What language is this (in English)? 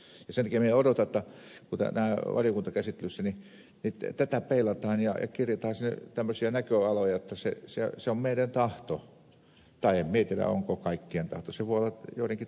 Finnish